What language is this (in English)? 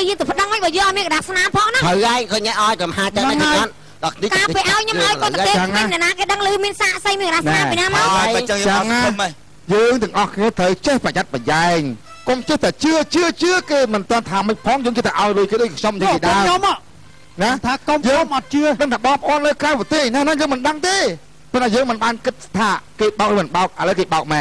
Vietnamese